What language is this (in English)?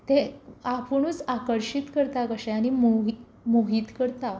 Konkani